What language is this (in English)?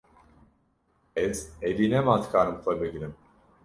Kurdish